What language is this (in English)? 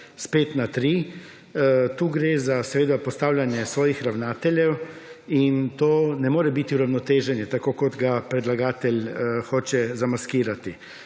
Slovenian